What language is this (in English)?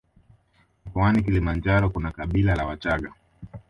Swahili